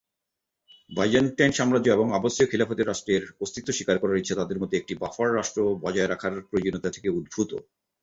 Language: Bangla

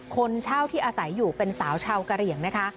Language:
Thai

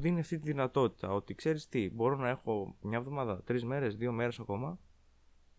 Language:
Greek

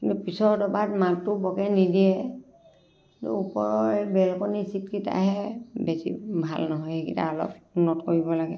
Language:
Assamese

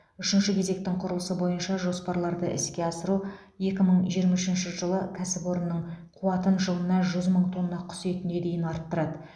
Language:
Kazakh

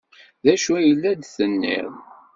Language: Kabyle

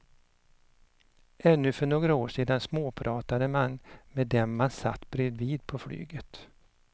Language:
Swedish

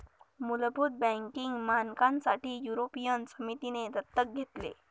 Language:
Marathi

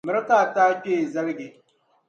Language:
Dagbani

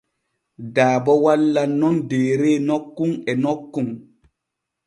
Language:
Borgu Fulfulde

